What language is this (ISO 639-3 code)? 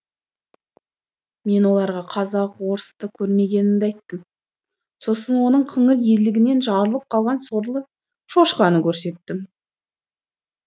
kaz